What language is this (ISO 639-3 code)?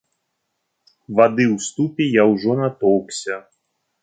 bel